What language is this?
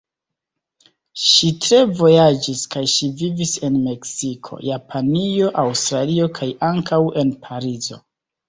Esperanto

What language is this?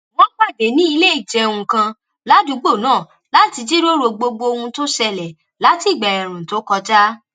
Yoruba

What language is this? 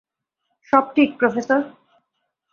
Bangla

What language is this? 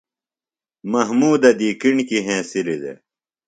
Phalura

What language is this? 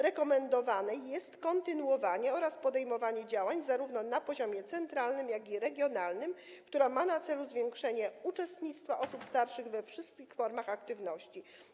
Polish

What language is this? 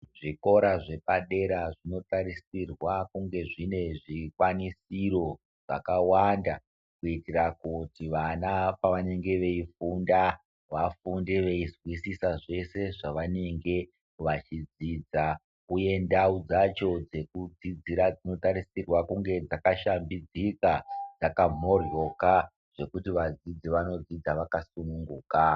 Ndau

